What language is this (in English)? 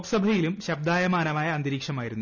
Malayalam